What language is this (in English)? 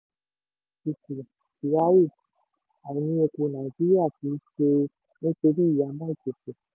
Yoruba